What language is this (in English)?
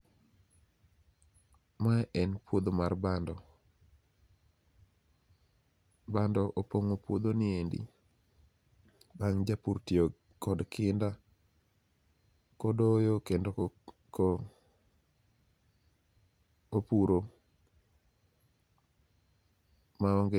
Luo (Kenya and Tanzania)